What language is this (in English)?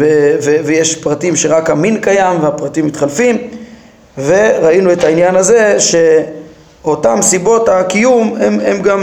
Hebrew